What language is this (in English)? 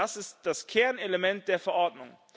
German